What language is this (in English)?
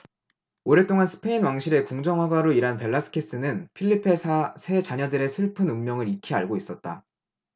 Korean